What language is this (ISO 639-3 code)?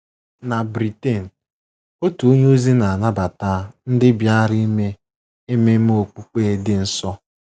ibo